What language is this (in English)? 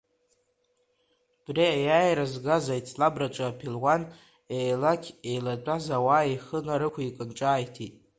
Abkhazian